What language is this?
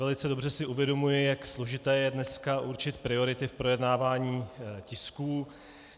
Czech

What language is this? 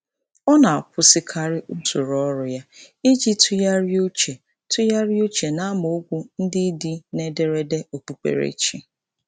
Igbo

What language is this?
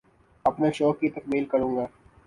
Urdu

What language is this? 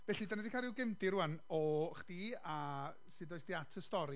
Welsh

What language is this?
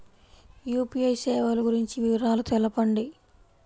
Telugu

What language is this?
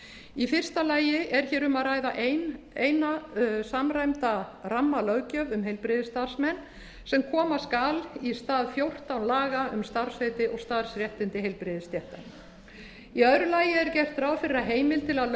Icelandic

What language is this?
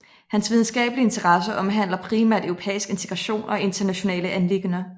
Danish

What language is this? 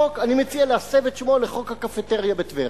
Hebrew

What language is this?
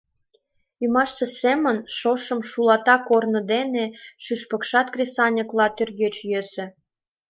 Mari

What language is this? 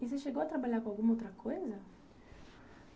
Portuguese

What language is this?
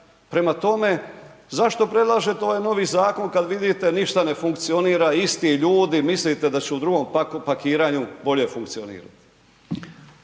Croatian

